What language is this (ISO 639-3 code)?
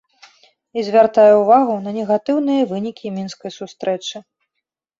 bel